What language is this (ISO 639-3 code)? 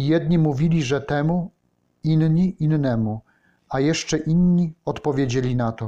pol